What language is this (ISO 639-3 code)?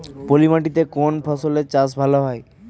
ben